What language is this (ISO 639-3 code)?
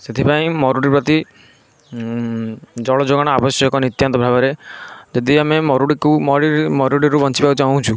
ori